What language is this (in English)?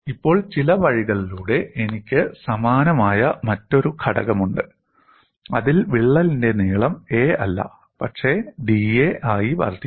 Malayalam